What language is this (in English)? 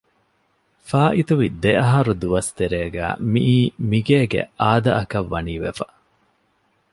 Divehi